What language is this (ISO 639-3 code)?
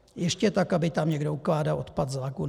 ces